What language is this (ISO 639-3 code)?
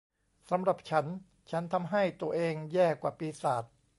tha